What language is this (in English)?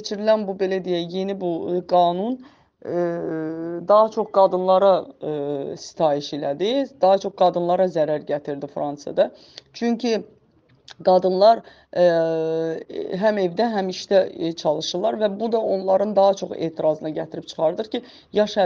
Turkish